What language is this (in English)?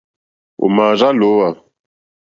Mokpwe